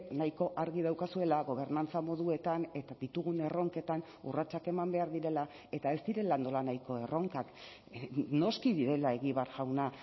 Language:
Basque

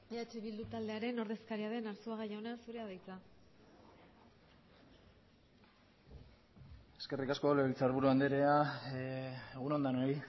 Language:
Basque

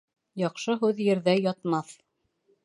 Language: Bashkir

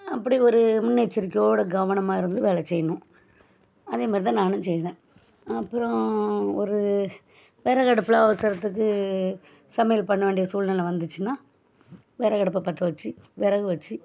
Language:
Tamil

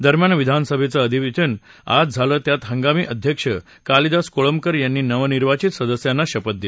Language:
Marathi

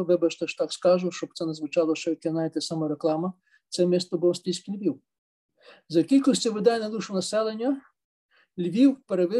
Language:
Ukrainian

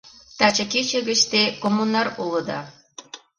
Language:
Mari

